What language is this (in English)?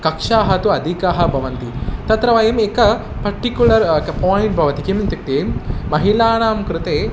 Sanskrit